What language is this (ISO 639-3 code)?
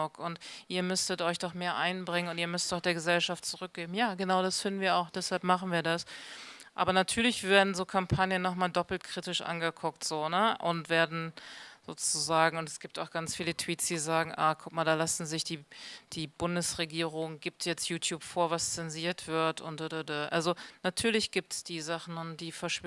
deu